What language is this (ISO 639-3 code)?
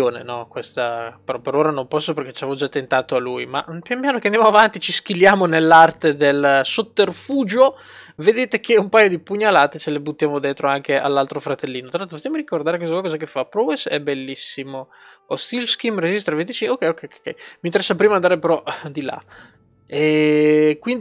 ita